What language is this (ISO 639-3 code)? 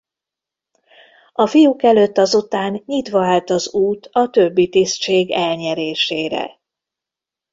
hun